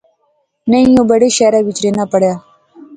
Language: Pahari-Potwari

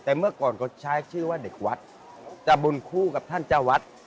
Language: Thai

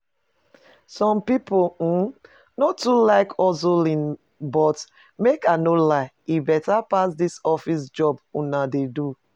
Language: Nigerian Pidgin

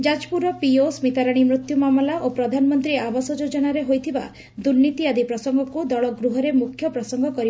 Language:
Odia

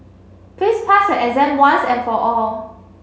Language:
English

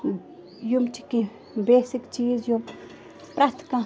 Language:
Kashmiri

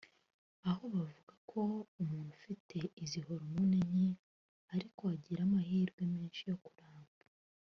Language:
Kinyarwanda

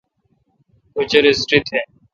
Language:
Kalkoti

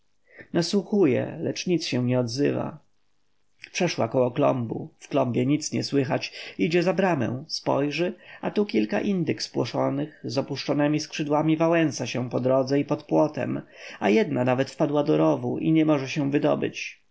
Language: Polish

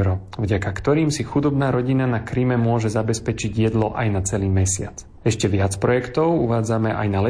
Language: Slovak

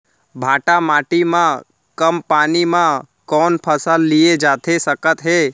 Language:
Chhattisgarhi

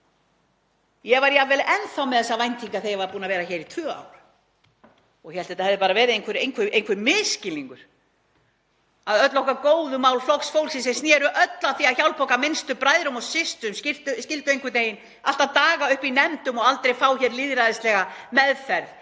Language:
Icelandic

